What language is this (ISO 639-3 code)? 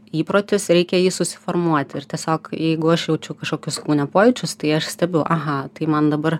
lit